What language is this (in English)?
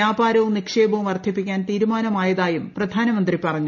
Malayalam